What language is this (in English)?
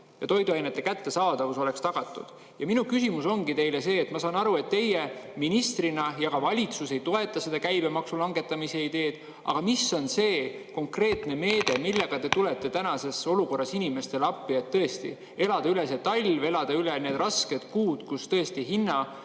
Estonian